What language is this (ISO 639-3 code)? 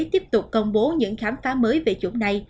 vie